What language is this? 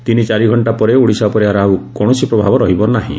Odia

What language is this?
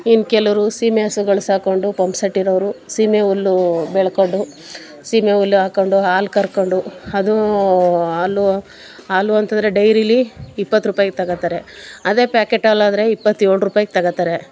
Kannada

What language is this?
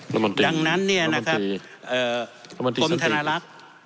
Thai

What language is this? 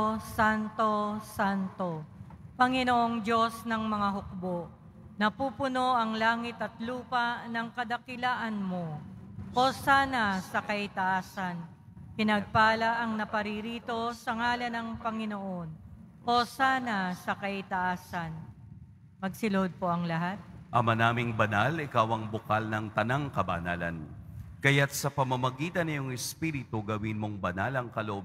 Filipino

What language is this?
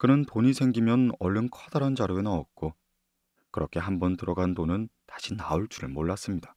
Korean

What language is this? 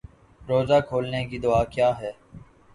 Urdu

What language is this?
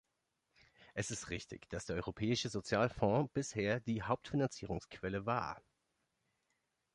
German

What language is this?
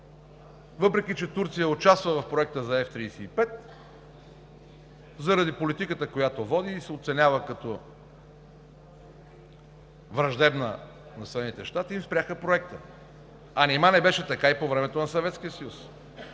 Bulgarian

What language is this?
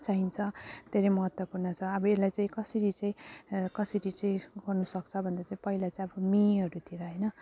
Nepali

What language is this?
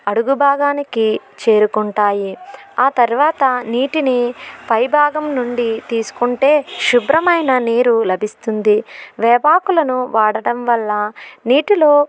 Telugu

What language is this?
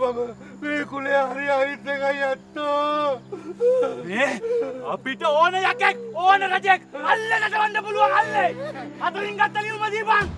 Indonesian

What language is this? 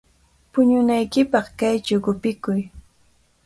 Cajatambo North Lima Quechua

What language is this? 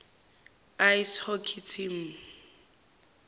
Zulu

